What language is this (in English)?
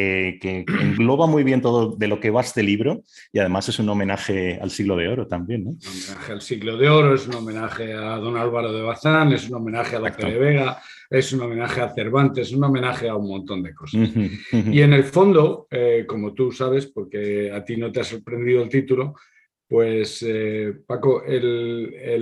Spanish